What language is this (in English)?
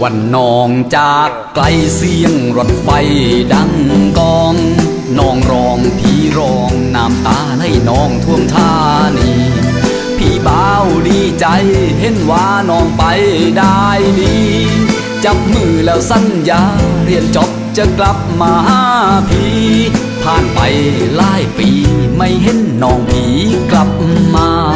Thai